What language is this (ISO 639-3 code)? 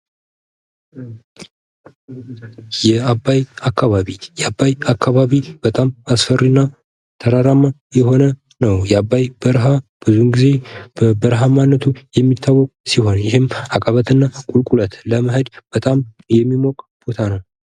amh